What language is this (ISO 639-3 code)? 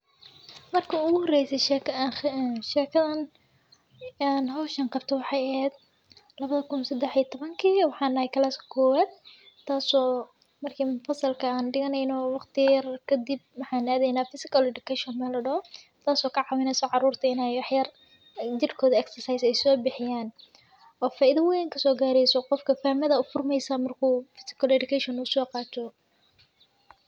som